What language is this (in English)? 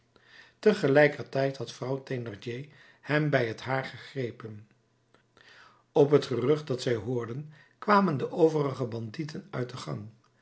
Dutch